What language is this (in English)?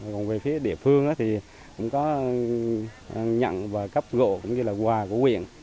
Vietnamese